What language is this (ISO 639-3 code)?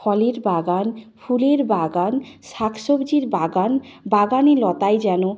ben